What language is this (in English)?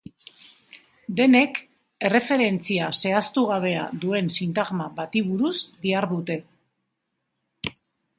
Basque